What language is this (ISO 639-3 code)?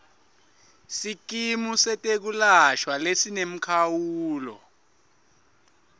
ssw